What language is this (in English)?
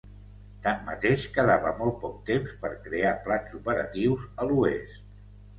Catalan